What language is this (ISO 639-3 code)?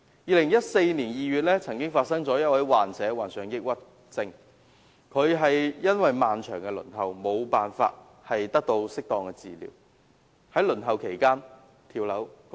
yue